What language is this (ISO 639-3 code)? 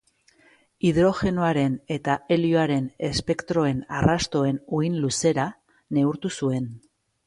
eus